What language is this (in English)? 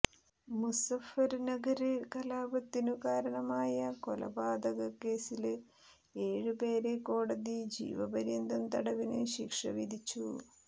Malayalam